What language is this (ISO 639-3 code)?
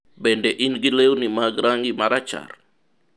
luo